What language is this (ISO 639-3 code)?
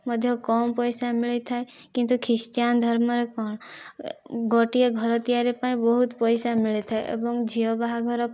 ori